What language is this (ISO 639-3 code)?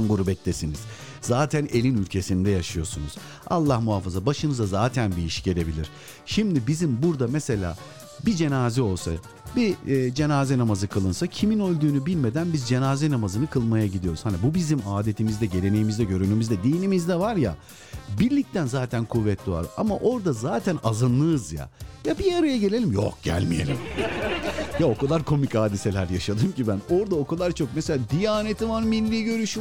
tur